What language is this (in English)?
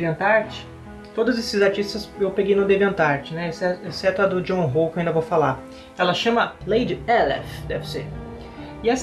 Portuguese